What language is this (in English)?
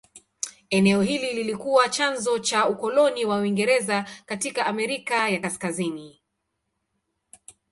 Swahili